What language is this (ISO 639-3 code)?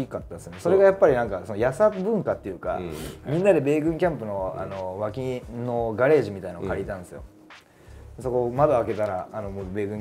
jpn